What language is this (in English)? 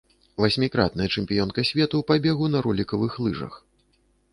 Belarusian